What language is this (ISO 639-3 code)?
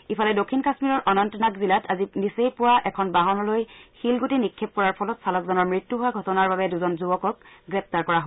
asm